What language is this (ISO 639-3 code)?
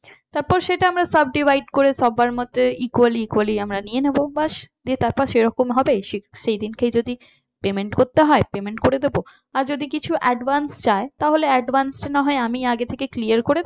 ben